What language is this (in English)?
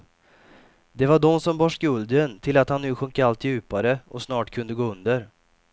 Swedish